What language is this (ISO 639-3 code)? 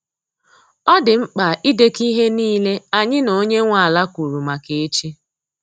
ibo